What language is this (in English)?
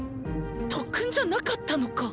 Japanese